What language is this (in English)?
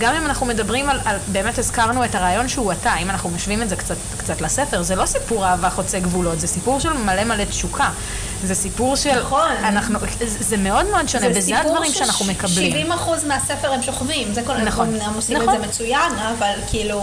Hebrew